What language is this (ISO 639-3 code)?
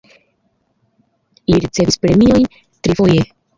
epo